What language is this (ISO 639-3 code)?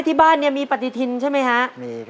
tha